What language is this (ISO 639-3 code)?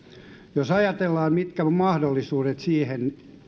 fin